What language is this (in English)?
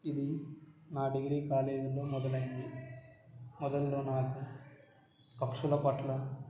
Telugu